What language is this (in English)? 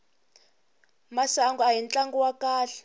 Tsonga